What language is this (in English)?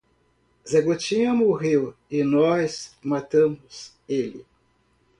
Portuguese